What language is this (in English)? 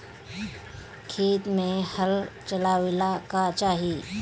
Bhojpuri